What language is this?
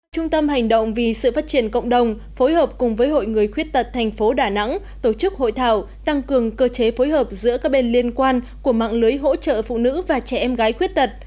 Vietnamese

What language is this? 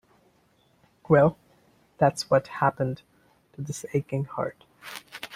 English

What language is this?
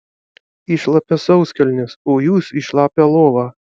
Lithuanian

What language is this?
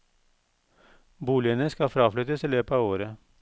Norwegian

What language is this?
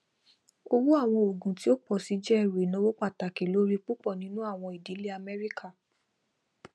Yoruba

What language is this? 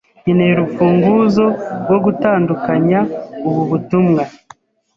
Kinyarwanda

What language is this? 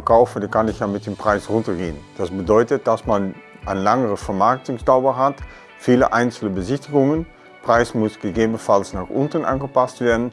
German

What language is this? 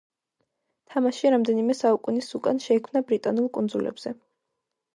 Georgian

